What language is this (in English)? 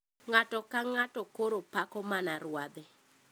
Luo (Kenya and Tanzania)